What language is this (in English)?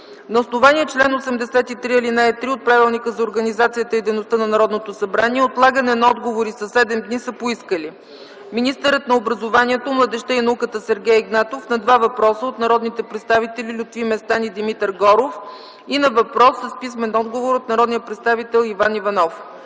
Bulgarian